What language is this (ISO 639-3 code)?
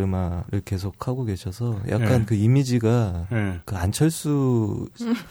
kor